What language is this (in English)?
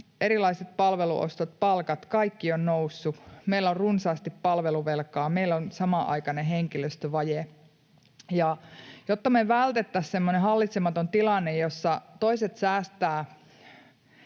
Finnish